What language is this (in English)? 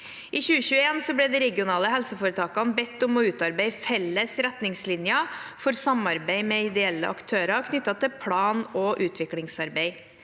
Norwegian